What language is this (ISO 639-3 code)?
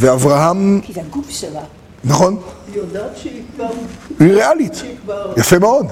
heb